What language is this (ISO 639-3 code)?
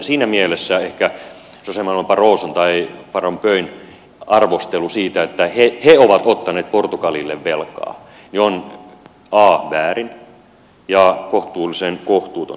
fin